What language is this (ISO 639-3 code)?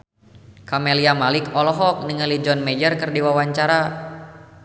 sun